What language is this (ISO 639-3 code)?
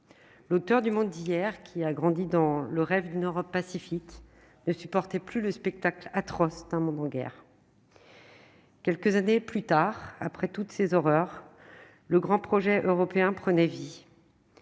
fra